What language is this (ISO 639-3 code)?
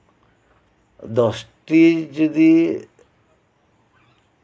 sat